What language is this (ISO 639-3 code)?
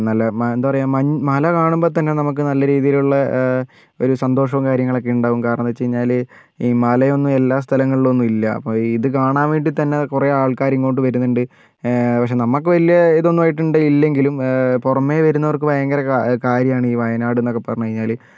mal